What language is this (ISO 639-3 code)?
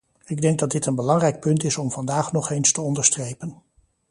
nld